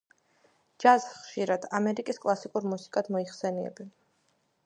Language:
Georgian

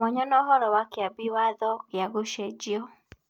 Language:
Kikuyu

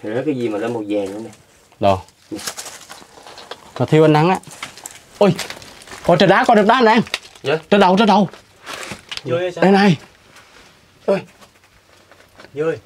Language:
Vietnamese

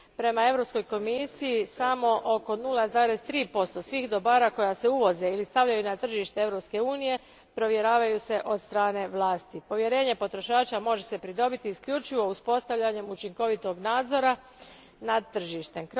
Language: Croatian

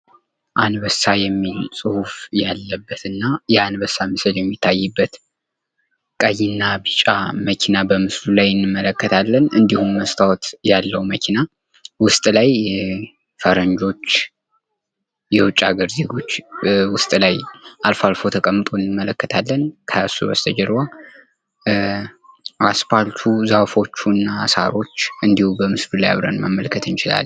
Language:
Amharic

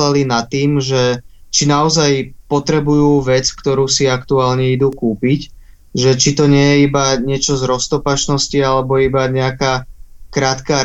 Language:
Slovak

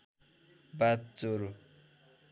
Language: Nepali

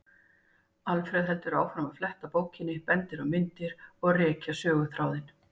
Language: Icelandic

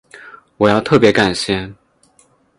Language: Chinese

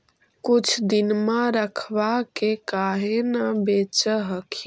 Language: Magahi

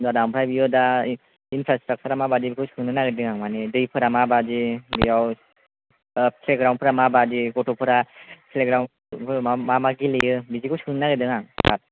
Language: Bodo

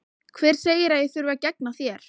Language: Icelandic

